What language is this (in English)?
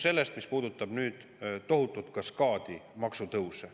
Estonian